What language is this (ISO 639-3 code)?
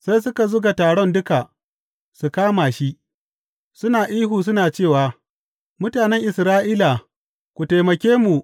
hau